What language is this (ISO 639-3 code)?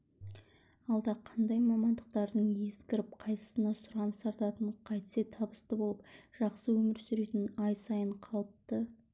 kaz